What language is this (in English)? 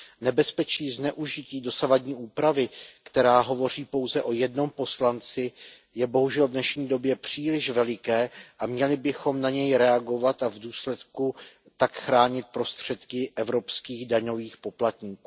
Czech